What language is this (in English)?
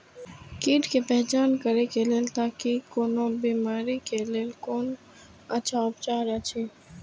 Maithili